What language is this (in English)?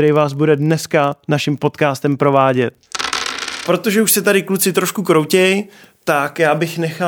Czech